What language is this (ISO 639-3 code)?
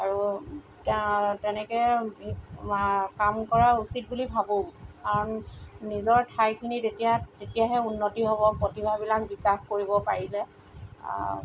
asm